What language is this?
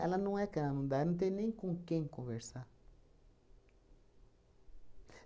Portuguese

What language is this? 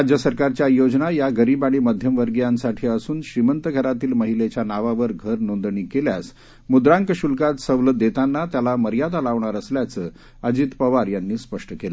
Marathi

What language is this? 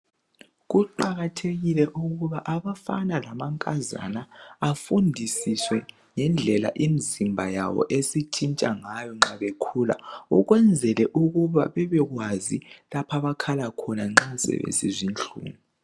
North Ndebele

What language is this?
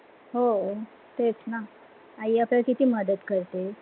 Marathi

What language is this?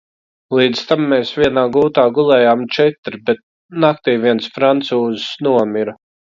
Latvian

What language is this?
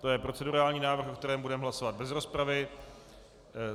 Czech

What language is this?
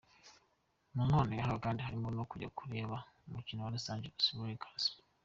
Kinyarwanda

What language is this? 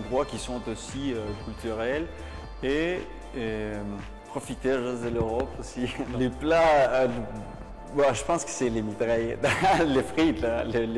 French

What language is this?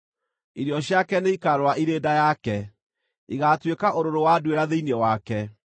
Kikuyu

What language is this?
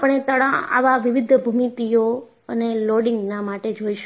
Gujarati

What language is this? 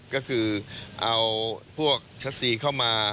Thai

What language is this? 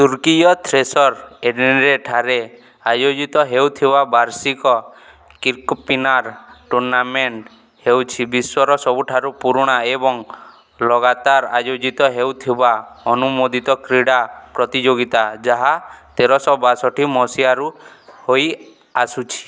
Odia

